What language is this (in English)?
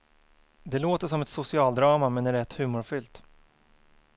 Swedish